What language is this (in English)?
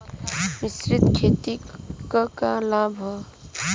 Bhojpuri